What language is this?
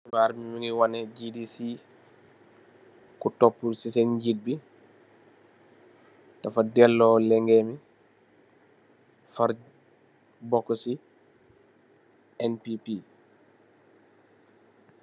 Wolof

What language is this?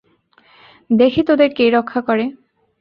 Bangla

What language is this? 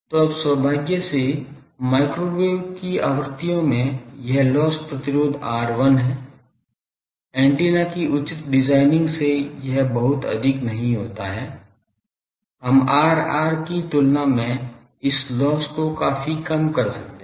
Hindi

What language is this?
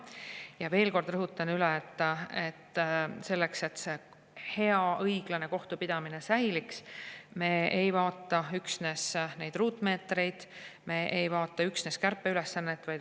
Estonian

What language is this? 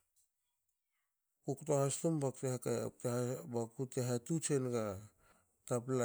Hakö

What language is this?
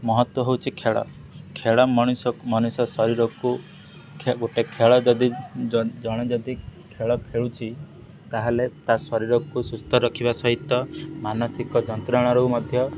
Odia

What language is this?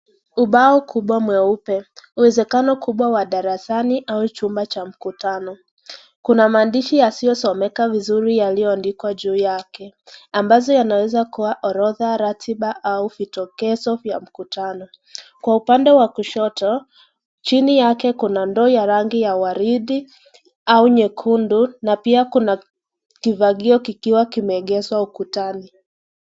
Swahili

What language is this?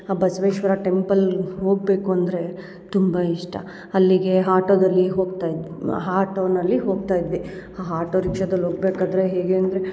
Kannada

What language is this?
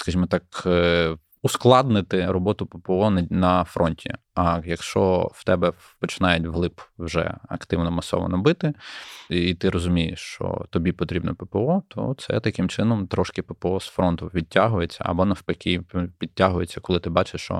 Ukrainian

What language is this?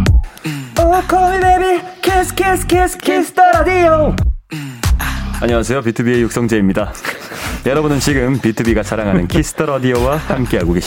Korean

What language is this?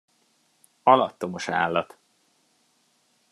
Hungarian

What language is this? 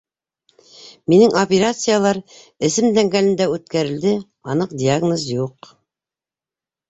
Bashkir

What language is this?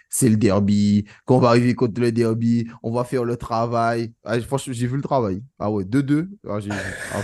French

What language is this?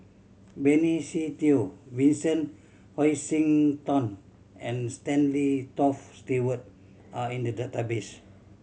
English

